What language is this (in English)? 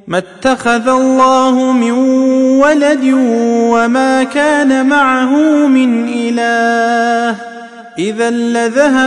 Arabic